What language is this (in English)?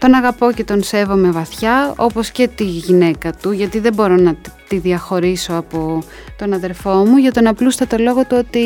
Greek